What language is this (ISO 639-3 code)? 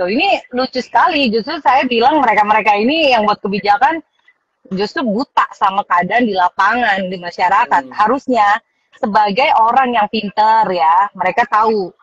ind